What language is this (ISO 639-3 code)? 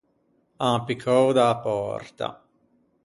lij